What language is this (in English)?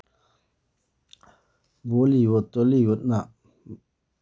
Manipuri